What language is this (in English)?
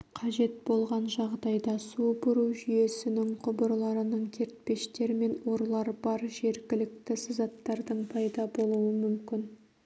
Kazakh